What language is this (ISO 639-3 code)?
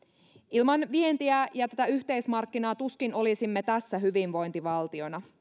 fin